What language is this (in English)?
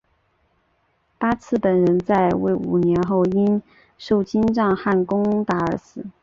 Chinese